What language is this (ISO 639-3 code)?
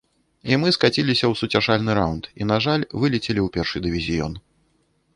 bel